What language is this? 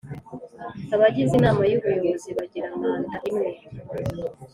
Kinyarwanda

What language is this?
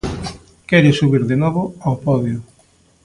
Galician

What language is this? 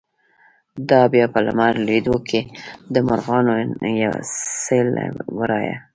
Pashto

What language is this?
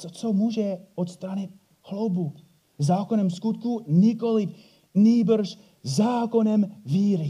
Czech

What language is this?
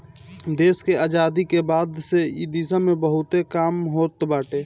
Bhojpuri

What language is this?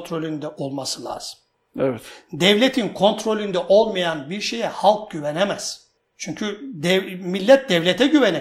Turkish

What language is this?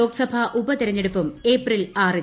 Malayalam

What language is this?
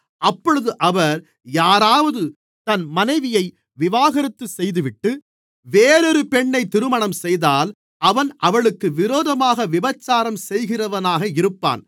Tamil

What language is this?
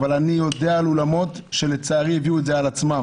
Hebrew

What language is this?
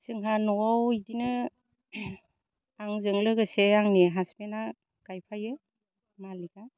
Bodo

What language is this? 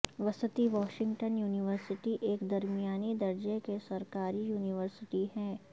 Urdu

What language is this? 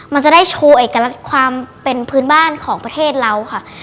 Thai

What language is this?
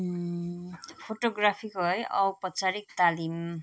Nepali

